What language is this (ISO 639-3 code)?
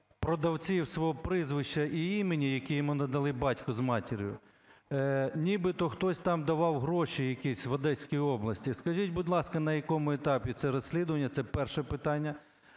ukr